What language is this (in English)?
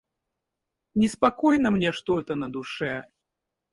Russian